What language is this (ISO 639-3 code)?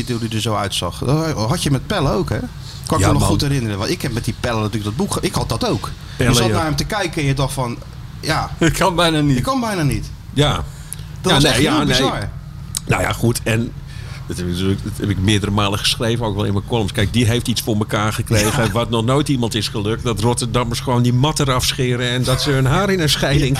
nld